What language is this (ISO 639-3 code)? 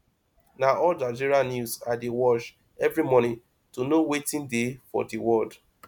pcm